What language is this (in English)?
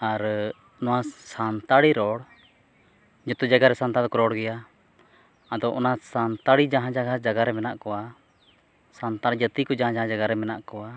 Santali